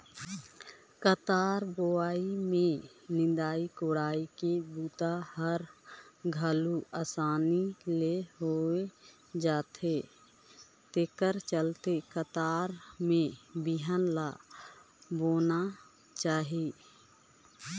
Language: Chhattisgarhi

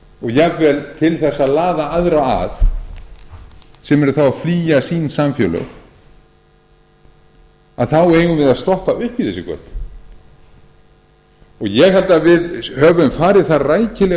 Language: Icelandic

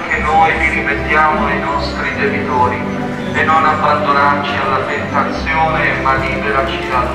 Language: Italian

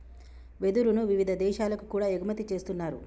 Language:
Telugu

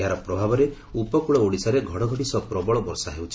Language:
Odia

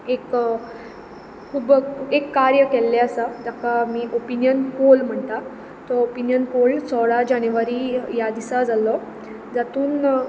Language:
Konkani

